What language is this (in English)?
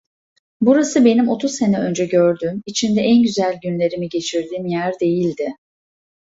Turkish